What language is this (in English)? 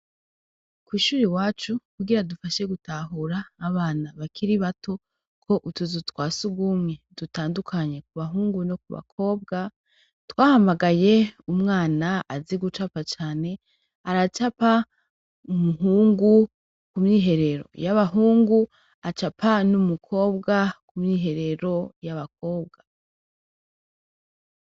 Rundi